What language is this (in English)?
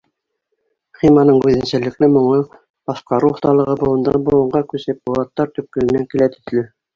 Bashkir